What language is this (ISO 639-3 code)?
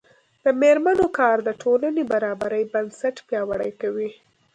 pus